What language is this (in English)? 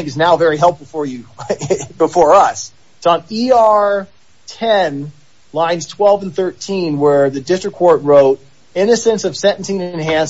English